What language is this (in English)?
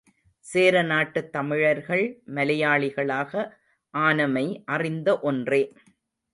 Tamil